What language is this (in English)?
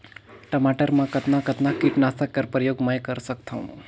Chhattisgarhi